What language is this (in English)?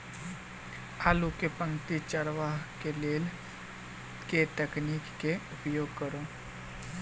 Maithili